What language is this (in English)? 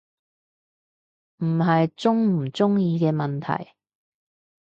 Cantonese